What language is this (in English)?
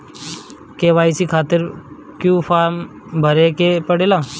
Bhojpuri